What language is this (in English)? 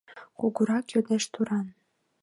Mari